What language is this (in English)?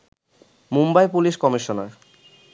Bangla